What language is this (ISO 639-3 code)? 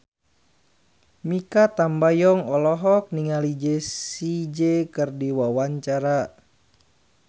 sun